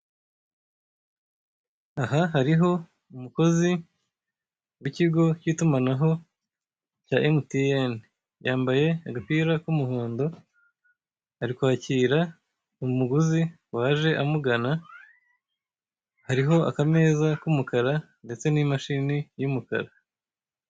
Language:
Kinyarwanda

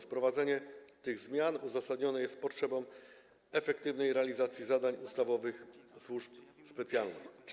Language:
Polish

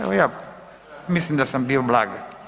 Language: Croatian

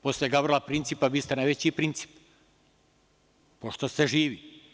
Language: Serbian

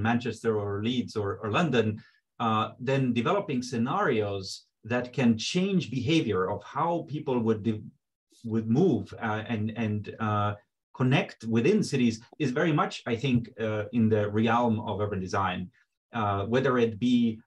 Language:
English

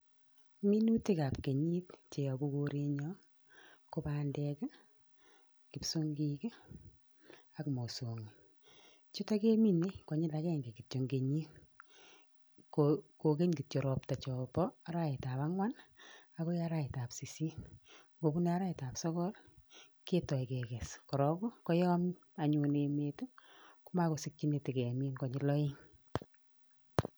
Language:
Kalenjin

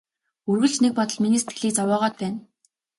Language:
Mongolian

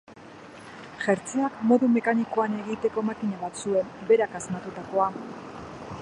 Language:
Basque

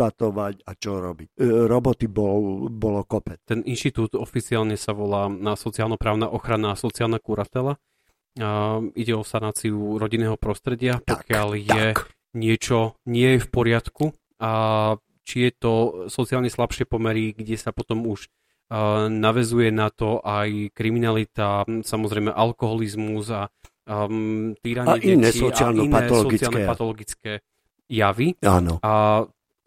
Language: Slovak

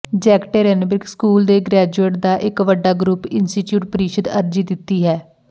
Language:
Punjabi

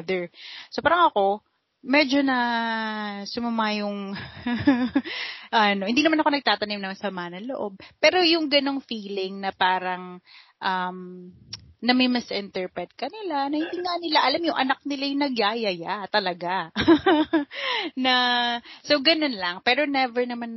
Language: Filipino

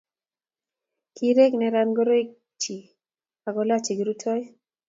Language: Kalenjin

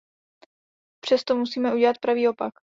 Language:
Czech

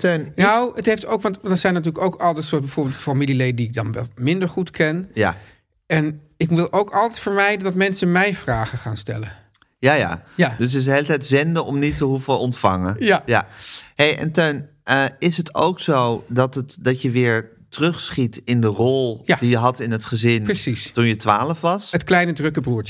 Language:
Dutch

